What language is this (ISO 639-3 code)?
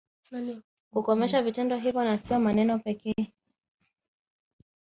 swa